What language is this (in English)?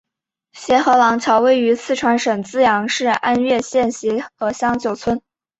Chinese